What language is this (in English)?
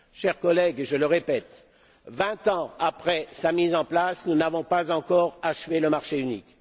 French